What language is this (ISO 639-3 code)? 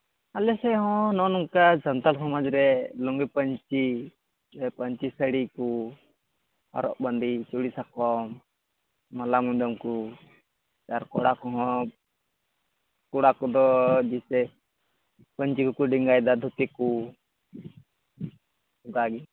sat